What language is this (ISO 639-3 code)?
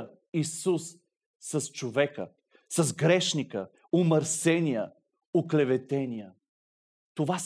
bul